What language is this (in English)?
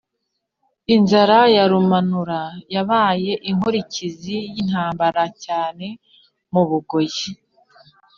Kinyarwanda